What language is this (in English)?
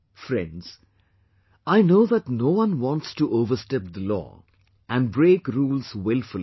English